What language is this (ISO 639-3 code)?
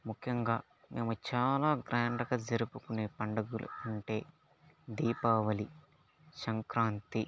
tel